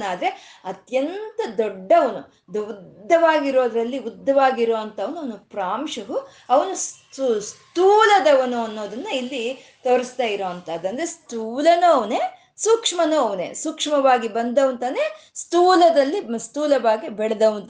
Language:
Kannada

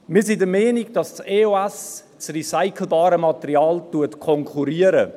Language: Swiss German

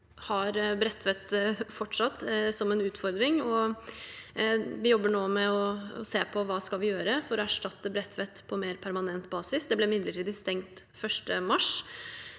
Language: Norwegian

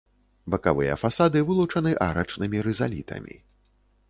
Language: Belarusian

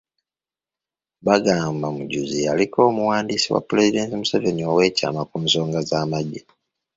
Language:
Ganda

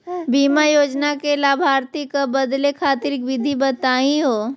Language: Magahi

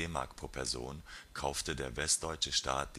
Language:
German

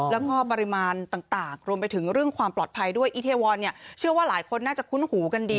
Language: Thai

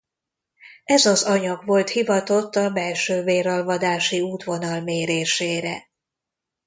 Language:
Hungarian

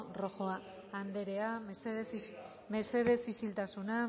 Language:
Basque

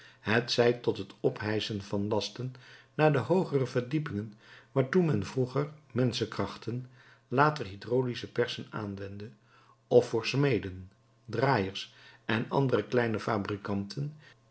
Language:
Dutch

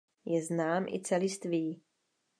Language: Czech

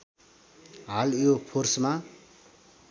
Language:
Nepali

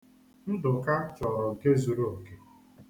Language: Igbo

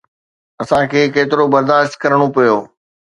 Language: Sindhi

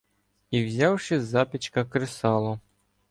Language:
Ukrainian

